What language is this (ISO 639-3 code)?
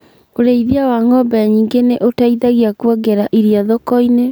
kik